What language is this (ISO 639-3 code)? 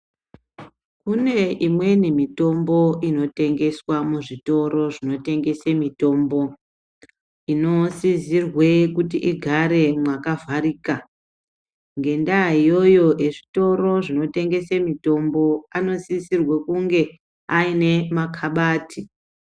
ndc